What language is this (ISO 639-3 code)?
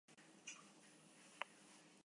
eus